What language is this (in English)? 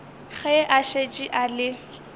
Northern Sotho